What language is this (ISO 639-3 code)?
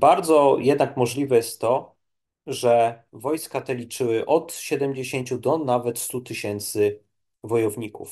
pol